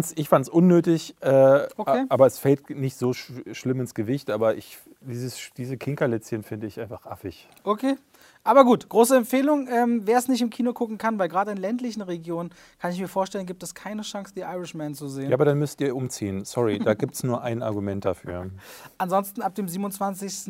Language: German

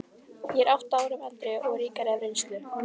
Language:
Icelandic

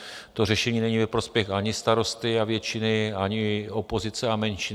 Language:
Czech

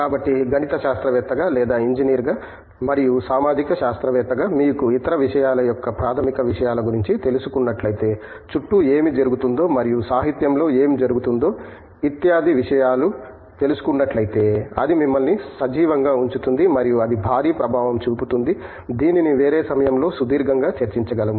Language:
Telugu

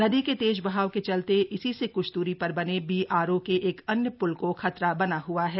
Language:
Hindi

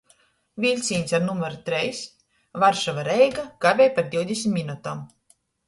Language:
Latgalian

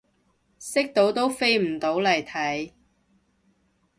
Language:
Cantonese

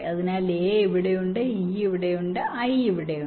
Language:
Malayalam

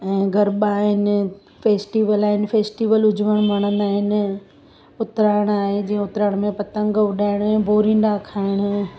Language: Sindhi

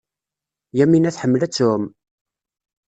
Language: Kabyle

